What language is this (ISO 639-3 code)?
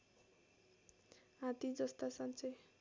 nep